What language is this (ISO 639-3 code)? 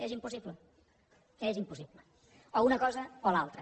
cat